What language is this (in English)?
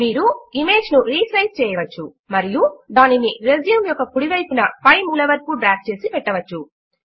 Telugu